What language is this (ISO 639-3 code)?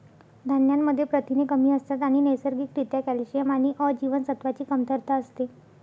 mar